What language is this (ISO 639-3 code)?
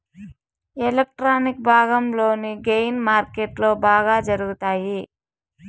tel